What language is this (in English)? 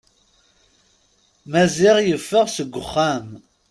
Kabyle